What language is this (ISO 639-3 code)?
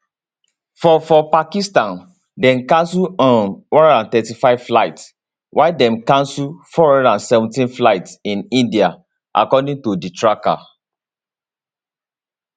pcm